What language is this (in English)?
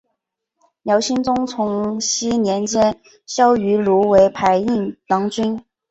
Chinese